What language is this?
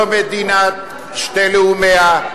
Hebrew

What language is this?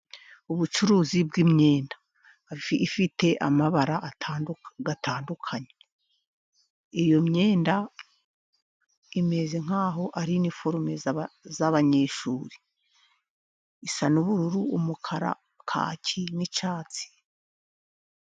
Kinyarwanda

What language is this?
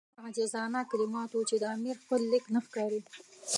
Pashto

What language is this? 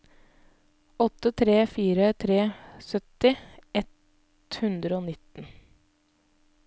Norwegian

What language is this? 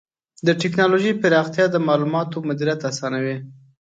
Pashto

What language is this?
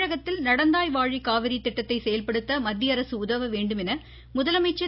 Tamil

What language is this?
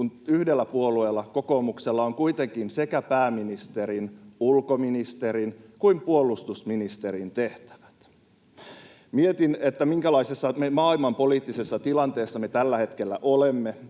Finnish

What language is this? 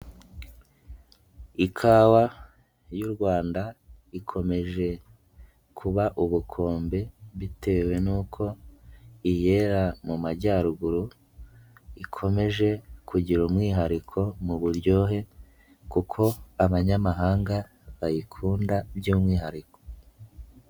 Kinyarwanda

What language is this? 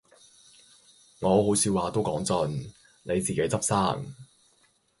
Cantonese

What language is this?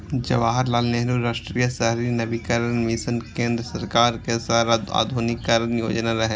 Maithili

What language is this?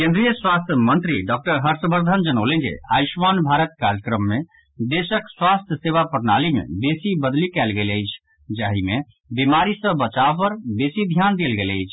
Maithili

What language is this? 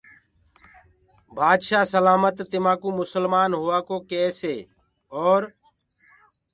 Gurgula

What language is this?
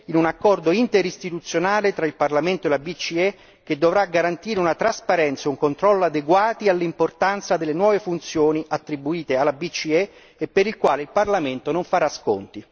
Italian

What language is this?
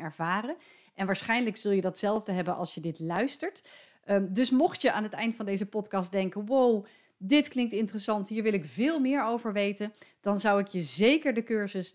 Dutch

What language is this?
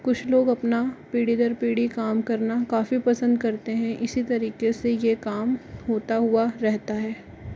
Hindi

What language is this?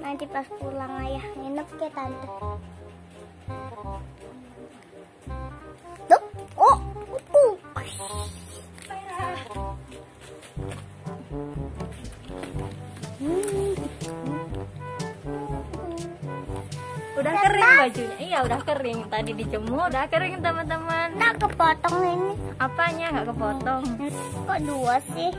Indonesian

